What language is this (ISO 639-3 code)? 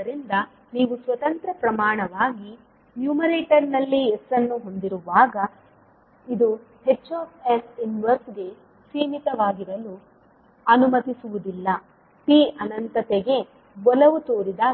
kan